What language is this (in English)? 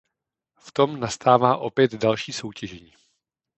Czech